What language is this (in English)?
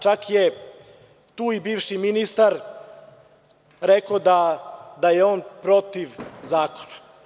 Serbian